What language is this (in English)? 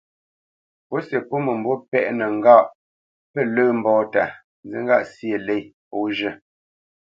Bamenyam